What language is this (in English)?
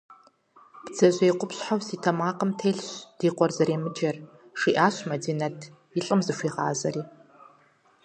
Kabardian